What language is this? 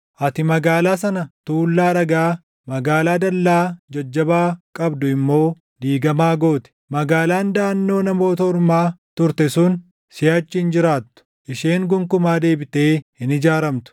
Oromo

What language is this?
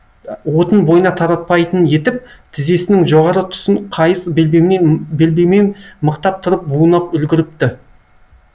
Kazakh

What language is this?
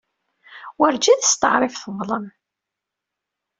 Kabyle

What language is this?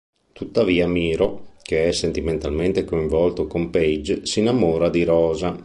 Italian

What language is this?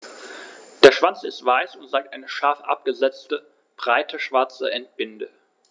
German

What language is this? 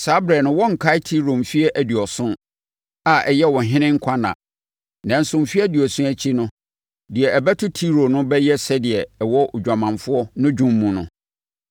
Akan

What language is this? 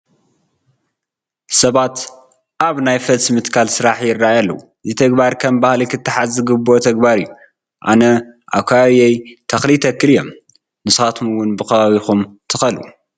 Tigrinya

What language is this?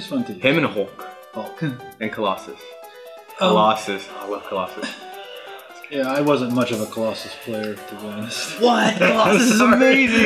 English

